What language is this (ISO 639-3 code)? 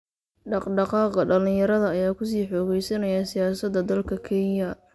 som